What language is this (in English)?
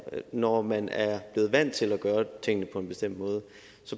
Danish